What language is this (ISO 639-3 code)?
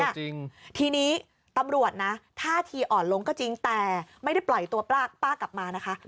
tha